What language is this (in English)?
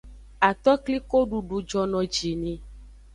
Aja (Benin)